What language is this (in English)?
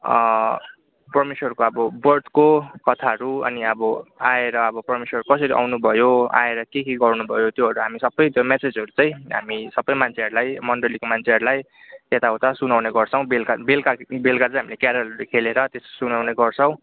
Nepali